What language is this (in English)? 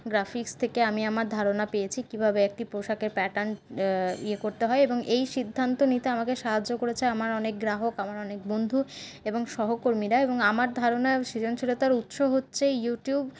Bangla